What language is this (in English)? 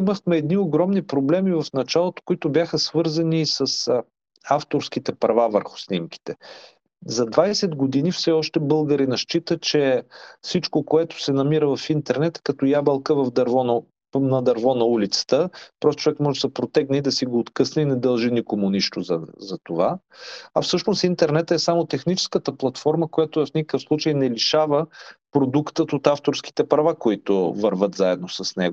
Bulgarian